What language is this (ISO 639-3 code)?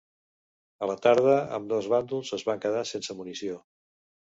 cat